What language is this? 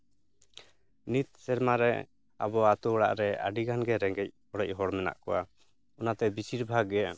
Santali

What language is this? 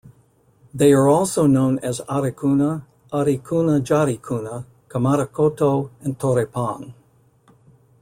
English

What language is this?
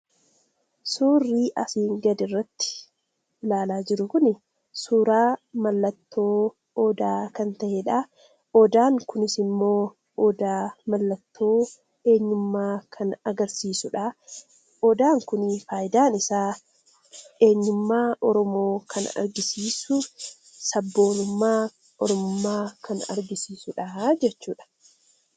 Oromo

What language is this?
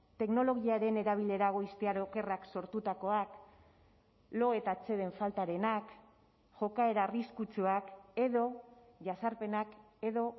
Basque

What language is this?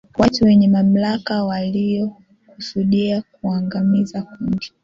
Swahili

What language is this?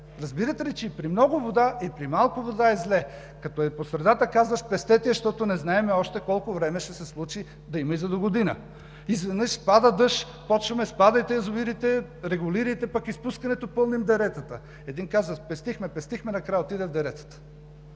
Bulgarian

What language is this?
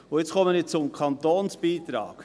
Swiss German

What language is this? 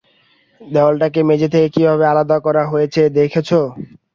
Bangla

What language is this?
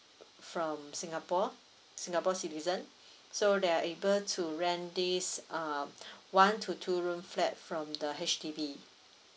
English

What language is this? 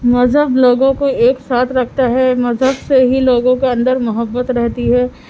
Urdu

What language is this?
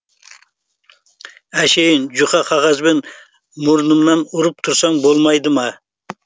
Kazakh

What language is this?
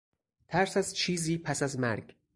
Persian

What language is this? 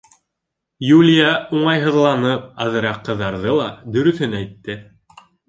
Bashkir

